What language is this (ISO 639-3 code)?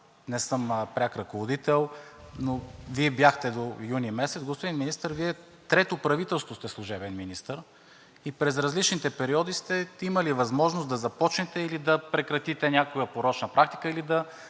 bul